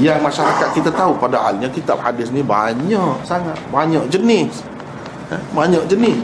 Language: Malay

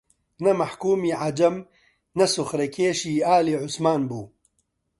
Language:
Central Kurdish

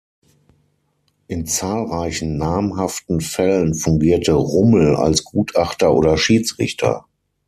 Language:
German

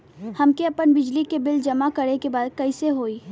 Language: Bhojpuri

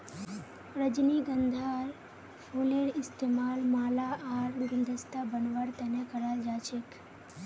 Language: Magahi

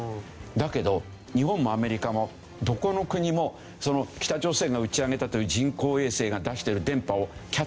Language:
Japanese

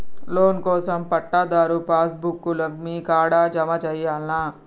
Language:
Telugu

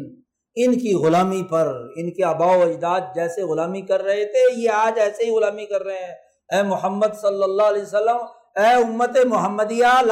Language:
Urdu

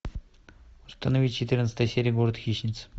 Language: Russian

